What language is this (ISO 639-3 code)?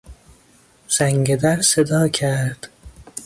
fas